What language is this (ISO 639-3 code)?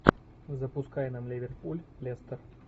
rus